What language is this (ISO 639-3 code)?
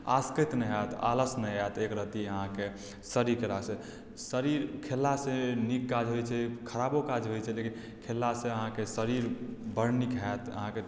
mai